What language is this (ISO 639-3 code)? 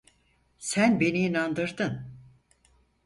tur